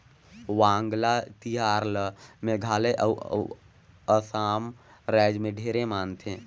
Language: Chhattisgarhi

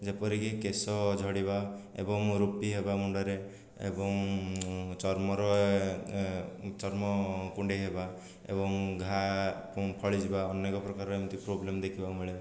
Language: Odia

